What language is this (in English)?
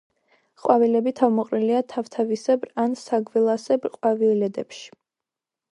Georgian